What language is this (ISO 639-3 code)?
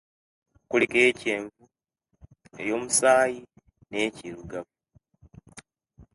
lke